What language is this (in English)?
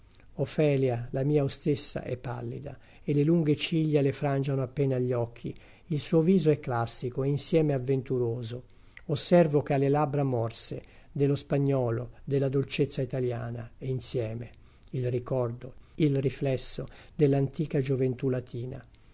Italian